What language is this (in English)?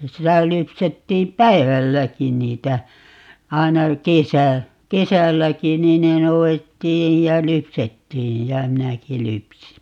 Finnish